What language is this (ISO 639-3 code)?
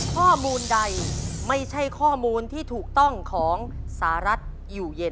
tha